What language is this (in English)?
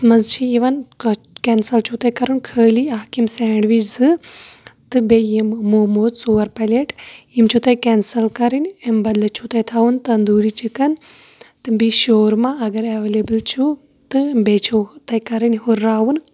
Kashmiri